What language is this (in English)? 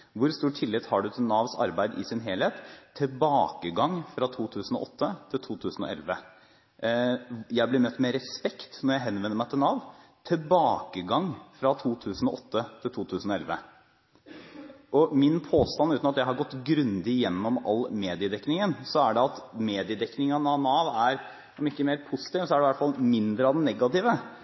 Norwegian Bokmål